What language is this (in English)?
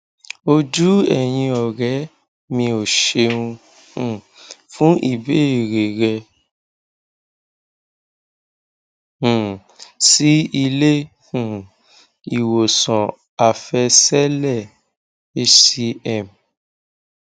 Yoruba